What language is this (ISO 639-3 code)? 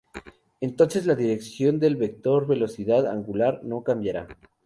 spa